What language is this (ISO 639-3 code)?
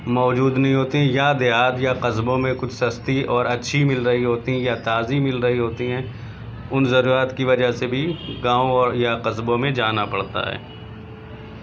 urd